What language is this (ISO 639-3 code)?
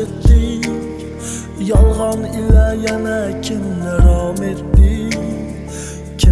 tur